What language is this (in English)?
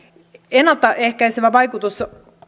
Finnish